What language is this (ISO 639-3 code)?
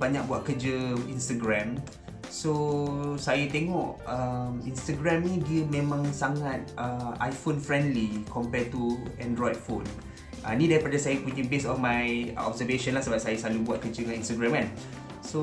msa